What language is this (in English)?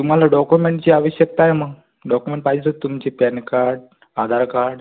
Marathi